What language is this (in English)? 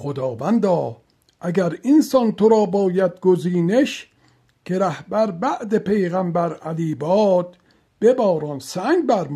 Persian